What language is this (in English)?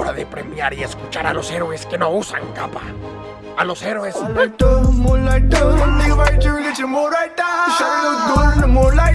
Spanish